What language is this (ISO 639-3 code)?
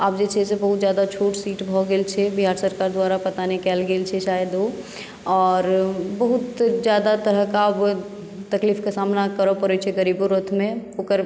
mai